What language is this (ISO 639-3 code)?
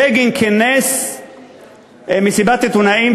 heb